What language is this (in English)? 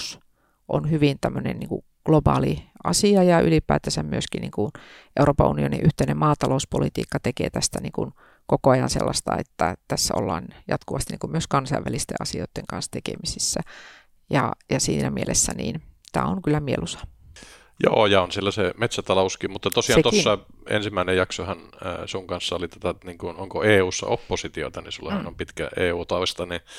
Finnish